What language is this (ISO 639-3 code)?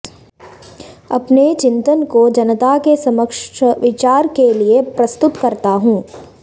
san